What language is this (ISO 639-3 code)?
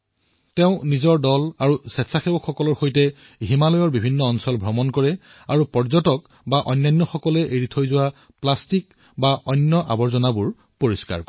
asm